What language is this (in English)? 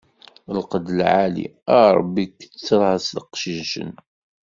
Kabyle